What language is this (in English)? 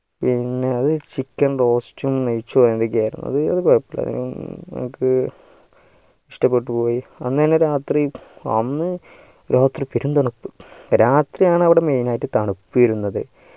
Malayalam